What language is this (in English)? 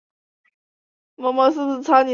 Chinese